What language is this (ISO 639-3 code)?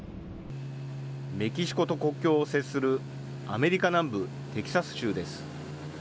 jpn